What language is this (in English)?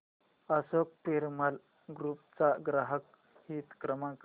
Marathi